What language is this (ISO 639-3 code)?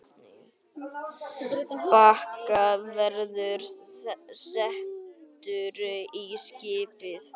isl